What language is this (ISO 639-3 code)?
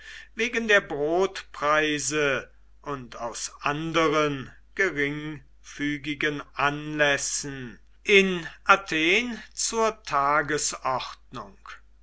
deu